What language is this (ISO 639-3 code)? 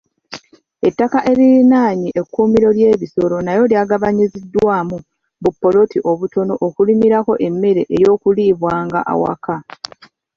lug